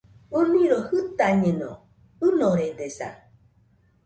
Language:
Nüpode Huitoto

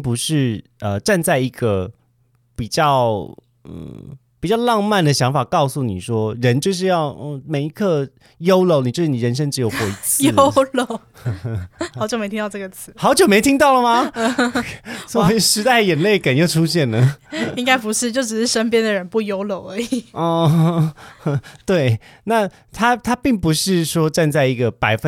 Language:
Chinese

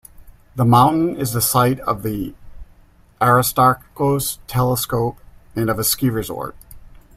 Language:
English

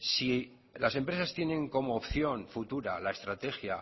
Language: Spanish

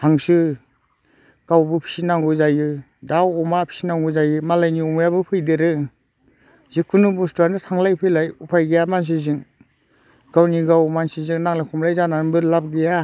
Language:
Bodo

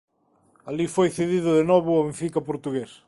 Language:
Galician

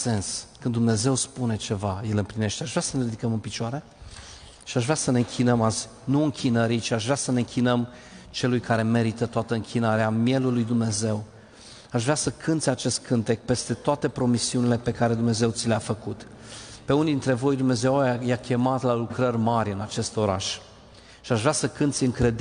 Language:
Romanian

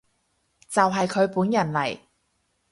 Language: Cantonese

